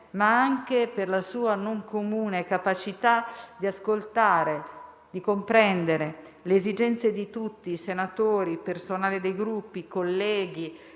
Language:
Italian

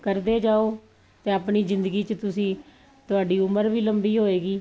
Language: Punjabi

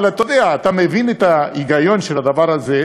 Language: Hebrew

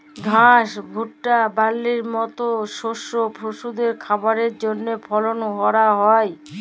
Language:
Bangla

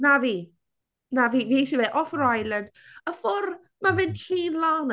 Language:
Welsh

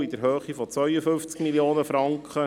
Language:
Swiss German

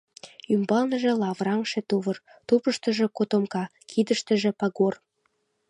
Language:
Mari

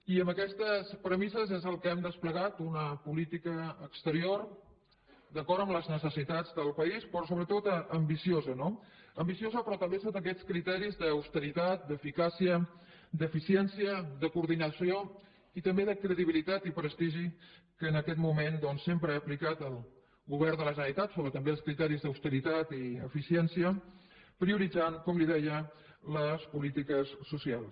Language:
Catalan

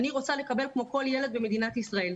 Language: Hebrew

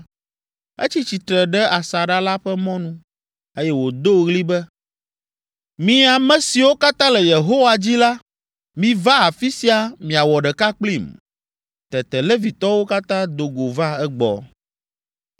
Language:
Ewe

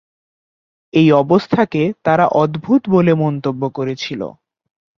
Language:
Bangla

